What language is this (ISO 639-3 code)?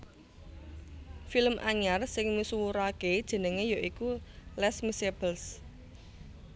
jav